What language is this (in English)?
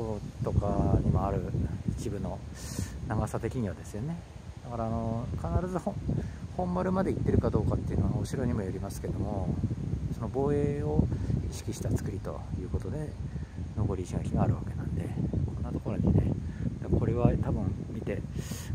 Japanese